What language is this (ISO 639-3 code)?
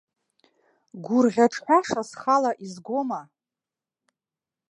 abk